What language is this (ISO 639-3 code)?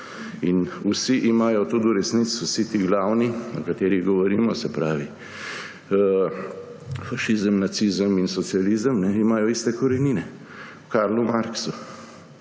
slv